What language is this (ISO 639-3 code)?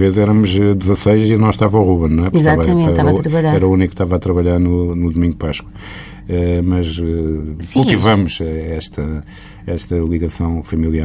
por